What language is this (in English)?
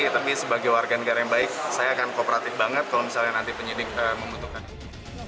Indonesian